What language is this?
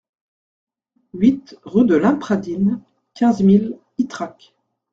French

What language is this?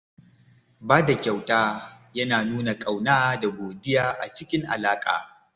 Hausa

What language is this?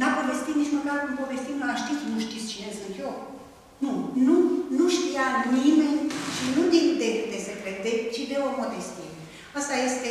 Romanian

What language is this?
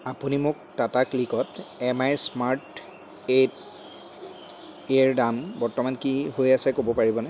Assamese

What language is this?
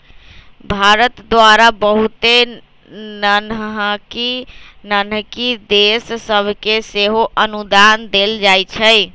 Magahi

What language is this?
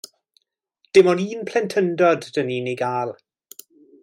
Welsh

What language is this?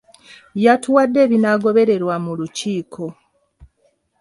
Ganda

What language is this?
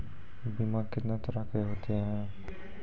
Maithili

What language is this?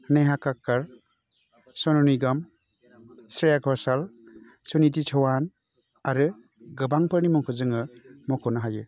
Bodo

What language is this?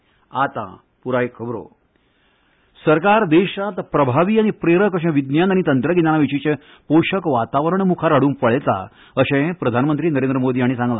Konkani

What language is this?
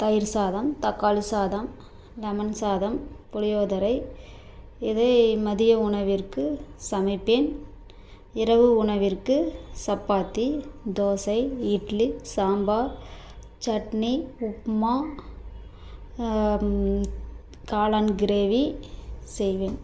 Tamil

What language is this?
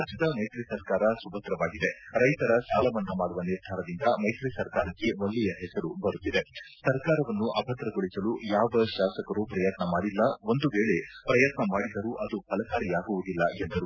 Kannada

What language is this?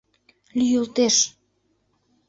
Mari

